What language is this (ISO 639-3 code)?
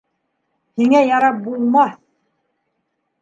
bak